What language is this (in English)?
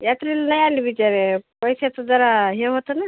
Marathi